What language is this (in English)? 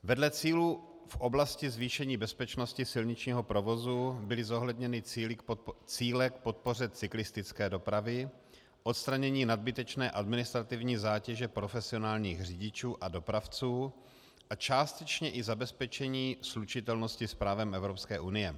Czech